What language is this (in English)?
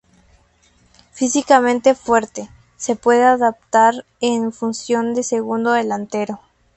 Spanish